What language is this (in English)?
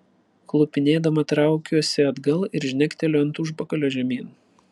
Lithuanian